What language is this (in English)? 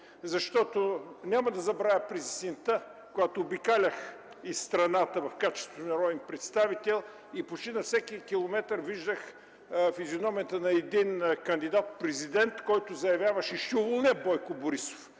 Bulgarian